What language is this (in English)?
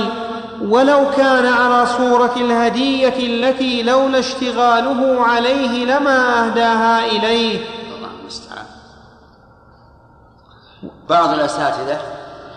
Arabic